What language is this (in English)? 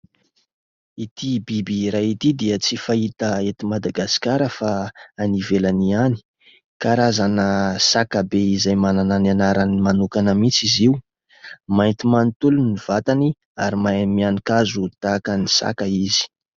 Malagasy